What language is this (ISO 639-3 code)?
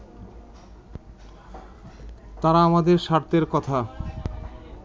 ben